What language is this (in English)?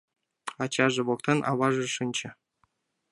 Mari